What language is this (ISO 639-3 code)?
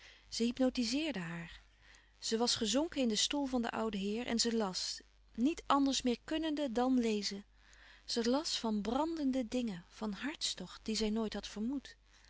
nld